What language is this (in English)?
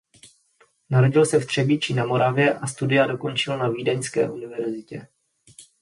Czech